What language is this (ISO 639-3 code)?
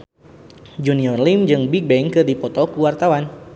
sun